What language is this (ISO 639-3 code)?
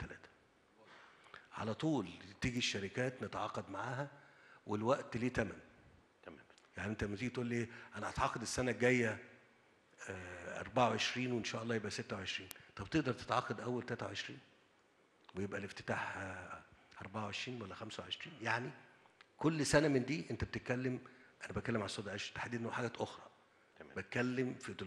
ara